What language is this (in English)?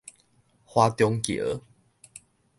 Min Nan Chinese